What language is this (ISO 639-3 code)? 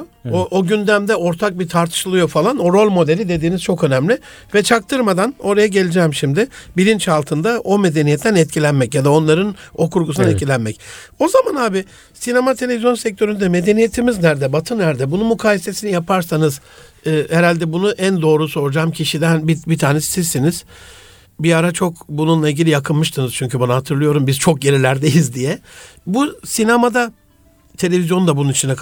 tur